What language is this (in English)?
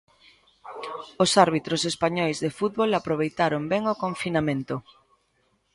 Galician